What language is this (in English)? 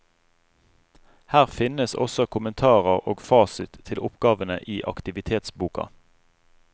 Norwegian